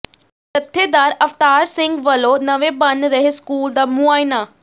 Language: Punjabi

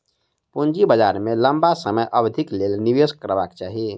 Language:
Maithili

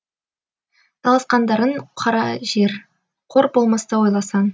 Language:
Kazakh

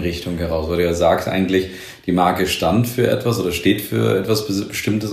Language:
German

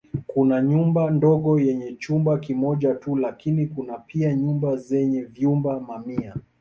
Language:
Swahili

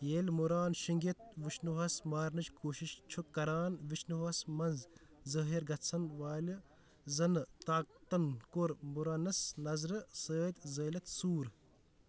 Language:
Kashmiri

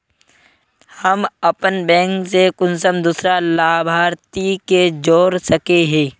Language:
Magahi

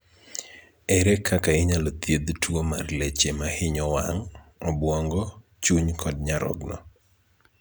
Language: Luo (Kenya and Tanzania)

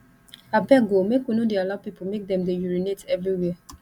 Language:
Nigerian Pidgin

